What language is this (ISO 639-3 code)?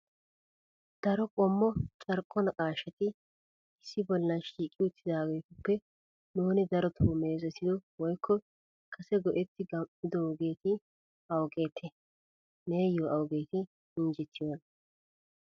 wal